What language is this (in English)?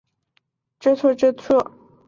Chinese